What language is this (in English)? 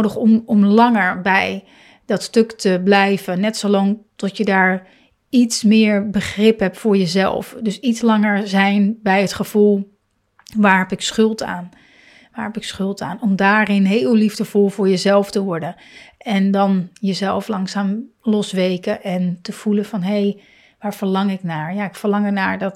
Dutch